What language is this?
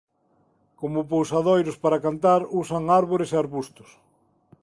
Galician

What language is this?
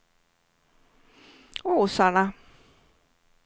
Swedish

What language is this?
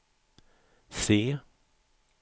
Swedish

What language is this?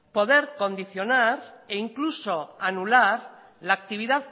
Spanish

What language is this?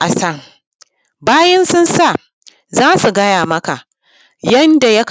Hausa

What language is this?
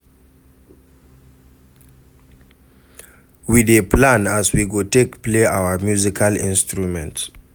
Nigerian Pidgin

